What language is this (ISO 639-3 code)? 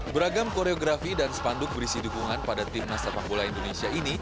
ind